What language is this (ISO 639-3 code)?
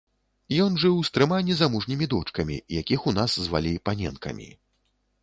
bel